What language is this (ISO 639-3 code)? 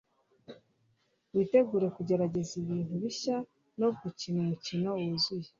kin